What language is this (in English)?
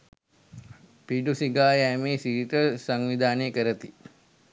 Sinhala